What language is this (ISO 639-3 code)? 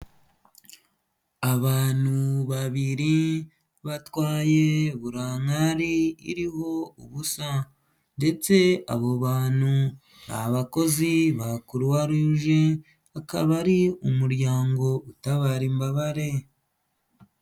kin